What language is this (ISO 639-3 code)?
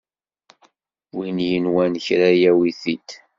kab